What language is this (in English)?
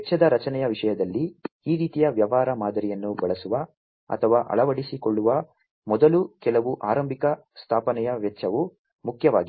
Kannada